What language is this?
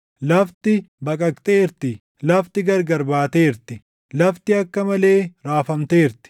Oromo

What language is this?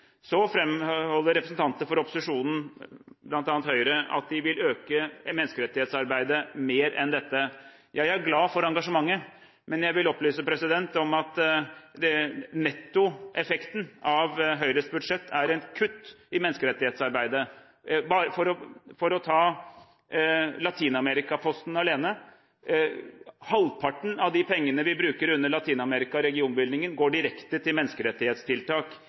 Norwegian Bokmål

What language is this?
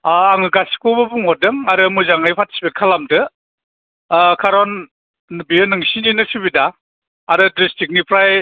Bodo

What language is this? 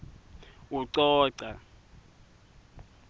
Swati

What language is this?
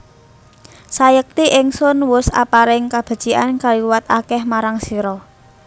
Javanese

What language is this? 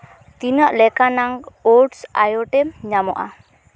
Santali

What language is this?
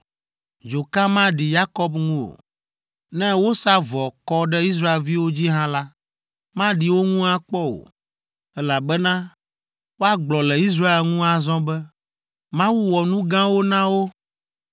Ewe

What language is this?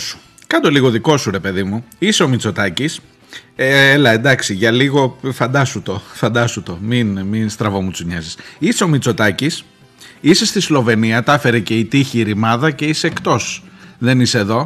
Greek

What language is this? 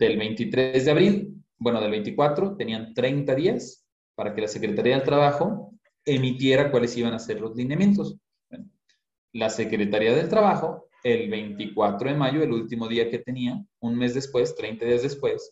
Spanish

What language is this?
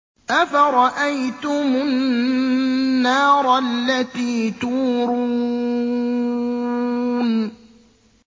Arabic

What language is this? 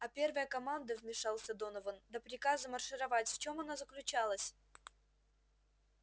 Russian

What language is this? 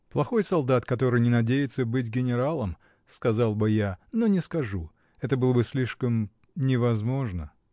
Russian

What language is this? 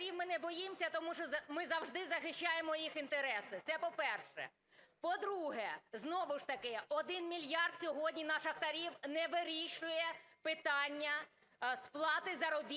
Ukrainian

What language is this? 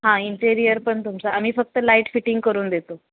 Marathi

